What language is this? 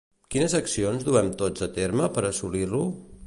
Catalan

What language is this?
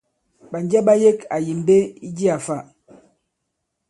Bankon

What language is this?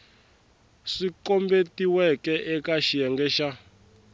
Tsonga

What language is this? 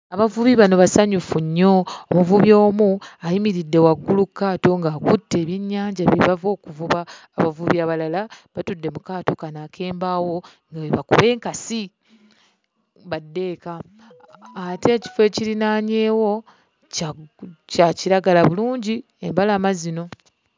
Ganda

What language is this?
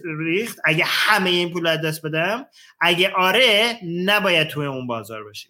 Persian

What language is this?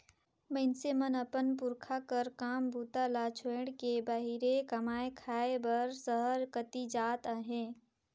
Chhattisgarhi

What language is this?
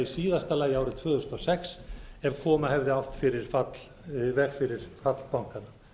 Icelandic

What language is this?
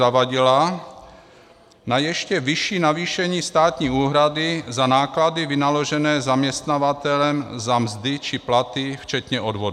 Czech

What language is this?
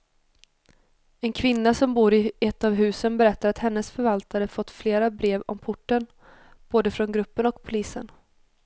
Swedish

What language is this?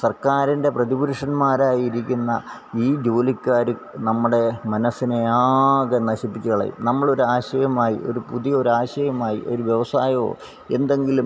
Malayalam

